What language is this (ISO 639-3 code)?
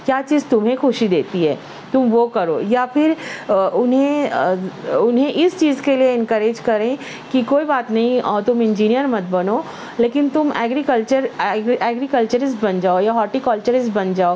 urd